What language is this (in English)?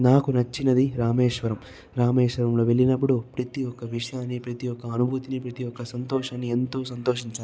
Telugu